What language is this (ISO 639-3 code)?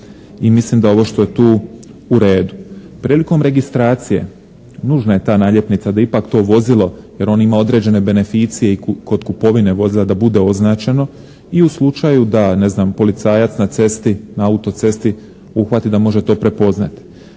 hrv